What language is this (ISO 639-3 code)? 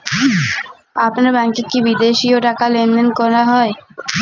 ben